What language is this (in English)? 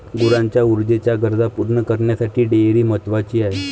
Marathi